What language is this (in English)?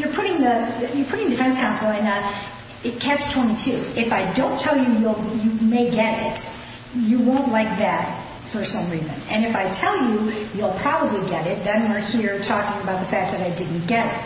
English